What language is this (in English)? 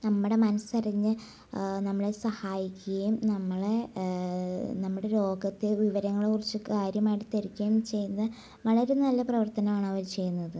Malayalam